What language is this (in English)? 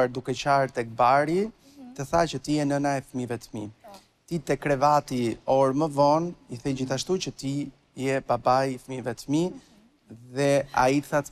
Romanian